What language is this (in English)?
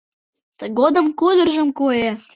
Mari